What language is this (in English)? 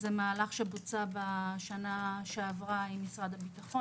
Hebrew